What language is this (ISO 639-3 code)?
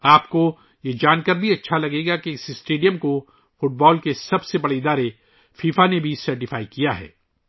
urd